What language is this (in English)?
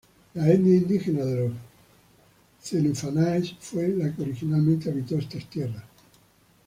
Spanish